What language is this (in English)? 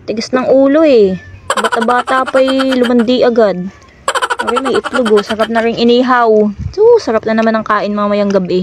Filipino